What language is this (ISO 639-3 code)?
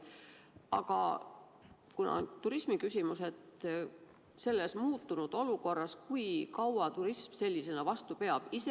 est